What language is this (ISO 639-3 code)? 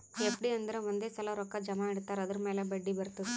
kan